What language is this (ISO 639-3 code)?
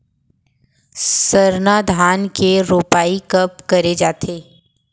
hne